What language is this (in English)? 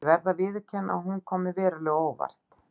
Icelandic